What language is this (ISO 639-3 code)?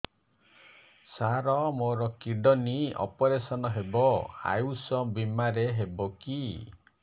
ori